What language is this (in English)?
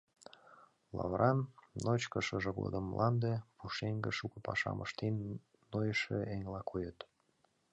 Mari